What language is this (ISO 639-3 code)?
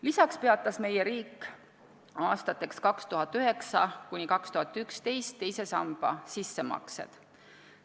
est